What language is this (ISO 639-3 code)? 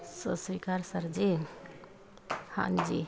pan